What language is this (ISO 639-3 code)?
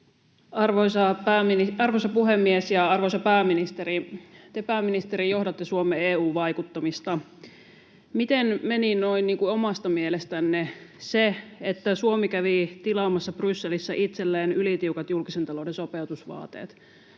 fin